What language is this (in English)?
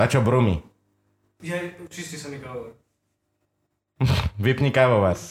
Slovak